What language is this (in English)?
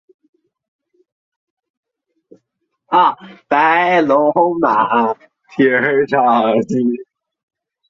Chinese